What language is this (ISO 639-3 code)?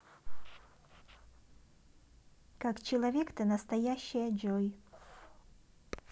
rus